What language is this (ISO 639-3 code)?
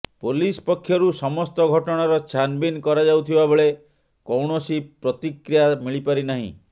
ori